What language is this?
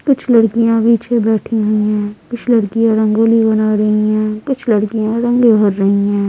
Hindi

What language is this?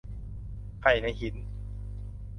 Thai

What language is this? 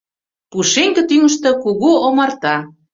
Mari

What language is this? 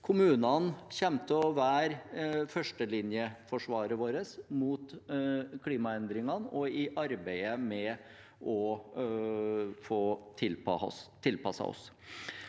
Norwegian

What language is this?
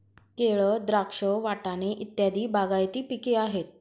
Marathi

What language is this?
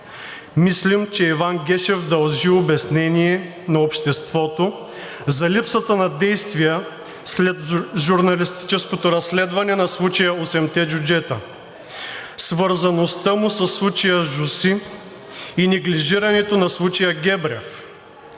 Bulgarian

